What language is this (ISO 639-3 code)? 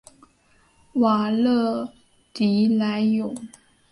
zho